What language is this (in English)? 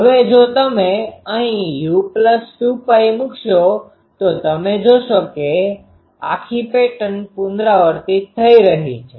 Gujarati